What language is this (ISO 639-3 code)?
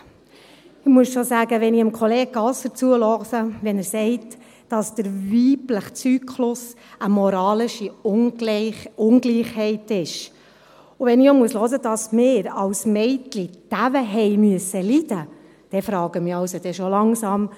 gsw